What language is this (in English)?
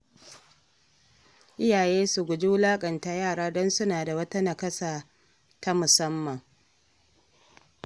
Hausa